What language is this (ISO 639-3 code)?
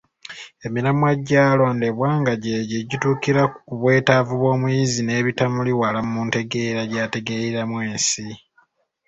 lug